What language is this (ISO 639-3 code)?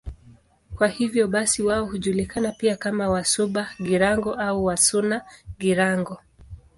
swa